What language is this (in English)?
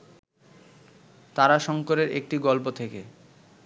Bangla